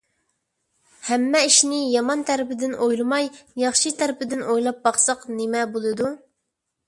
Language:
Uyghur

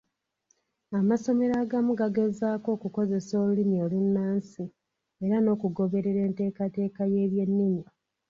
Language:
Ganda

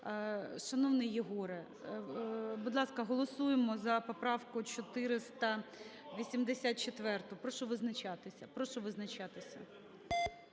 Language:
Ukrainian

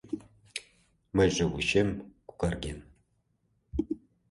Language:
Mari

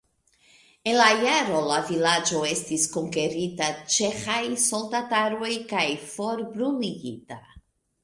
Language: Esperanto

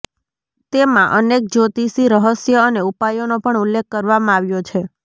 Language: Gujarati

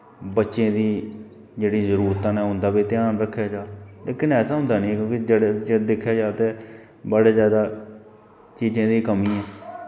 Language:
Dogri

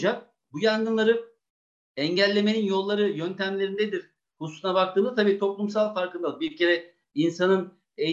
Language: Turkish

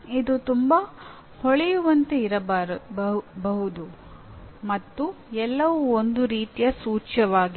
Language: Kannada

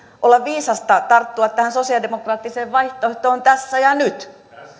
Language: Finnish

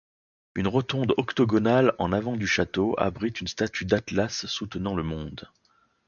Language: French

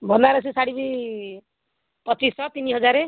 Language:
Odia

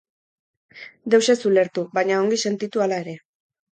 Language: Basque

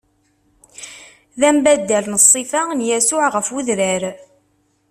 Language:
Kabyle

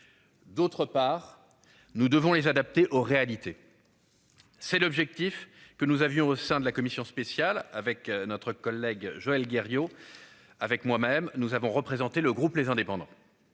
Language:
French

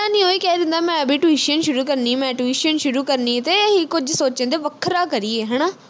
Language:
Punjabi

